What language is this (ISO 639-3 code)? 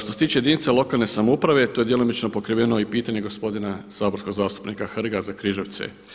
hrv